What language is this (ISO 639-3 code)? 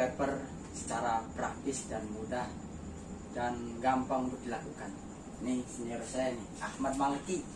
ind